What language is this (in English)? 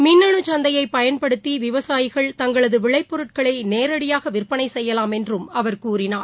Tamil